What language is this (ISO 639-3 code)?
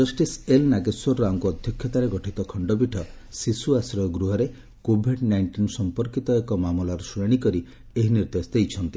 ori